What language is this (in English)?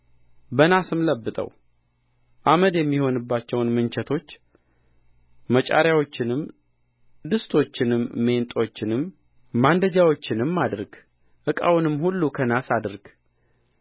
Amharic